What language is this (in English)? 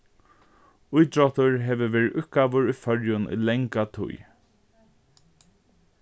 Faroese